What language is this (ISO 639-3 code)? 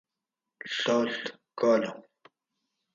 gwc